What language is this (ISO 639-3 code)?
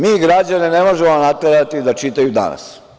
srp